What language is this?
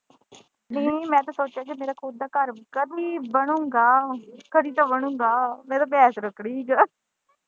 Punjabi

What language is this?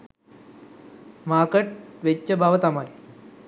Sinhala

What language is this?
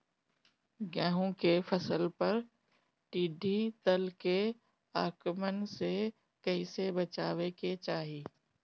Bhojpuri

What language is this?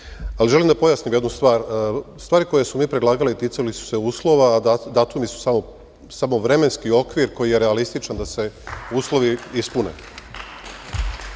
Serbian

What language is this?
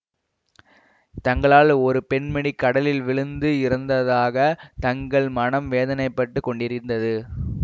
Tamil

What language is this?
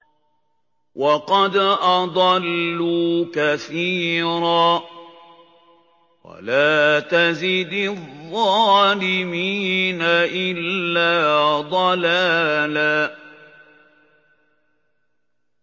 Arabic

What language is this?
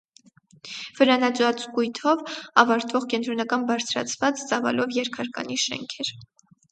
Armenian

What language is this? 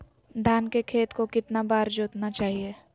Magahi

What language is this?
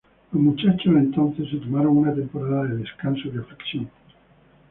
Spanish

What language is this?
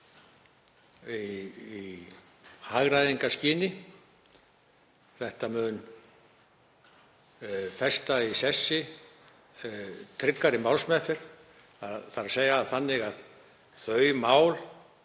Icelandic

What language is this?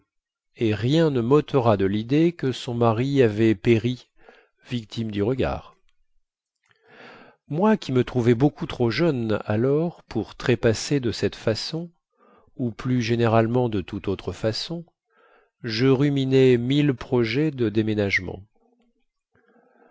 French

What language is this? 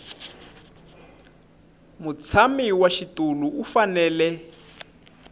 Tsonga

